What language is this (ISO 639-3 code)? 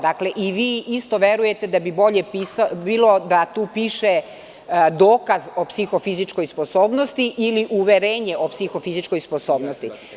srp